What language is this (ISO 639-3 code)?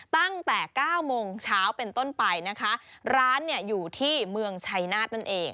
tha